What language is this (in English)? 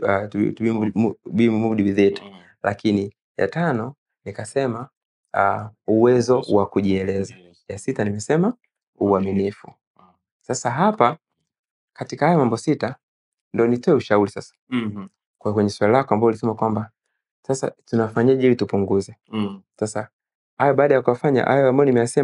Swahili